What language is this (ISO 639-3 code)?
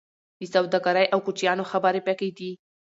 pus